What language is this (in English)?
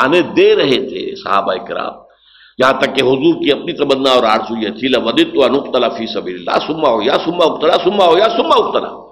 Urdu